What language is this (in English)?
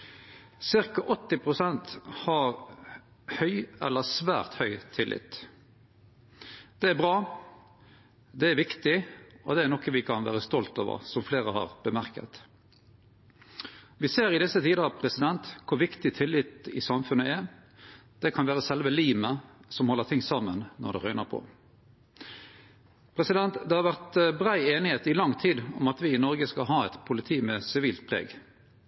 Norwegian Nynorsk